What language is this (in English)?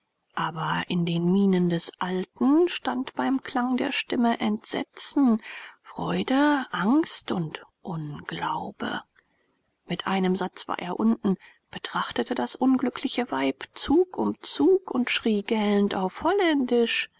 German